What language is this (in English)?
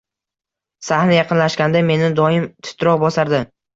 Uzbek